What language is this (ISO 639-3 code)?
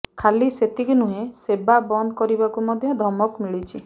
ori